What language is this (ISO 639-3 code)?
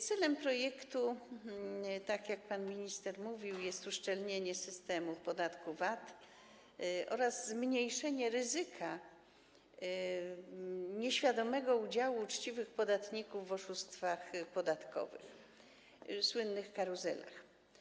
pol